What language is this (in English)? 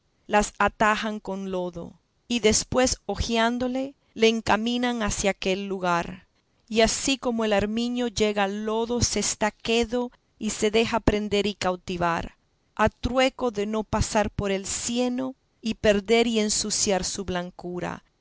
Spanish